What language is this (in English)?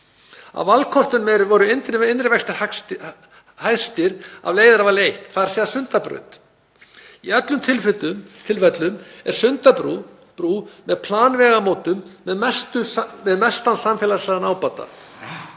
Icelandic